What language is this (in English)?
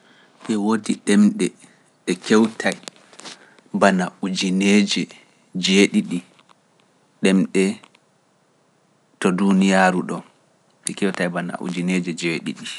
Pular